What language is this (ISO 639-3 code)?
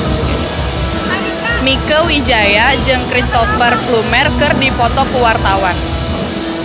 sun